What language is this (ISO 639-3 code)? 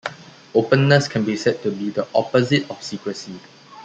eng